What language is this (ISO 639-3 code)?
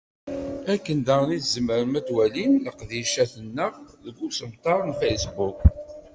kab